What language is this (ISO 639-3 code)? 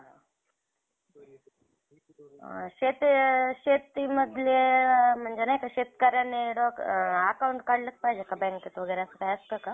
mar